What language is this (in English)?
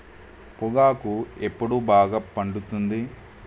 Telugu